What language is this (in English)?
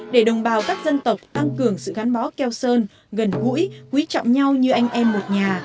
Vietnamese